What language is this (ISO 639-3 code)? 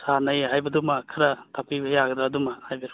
mni